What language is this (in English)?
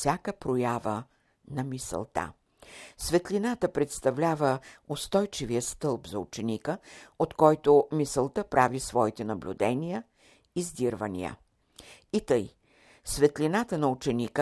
Bulgarian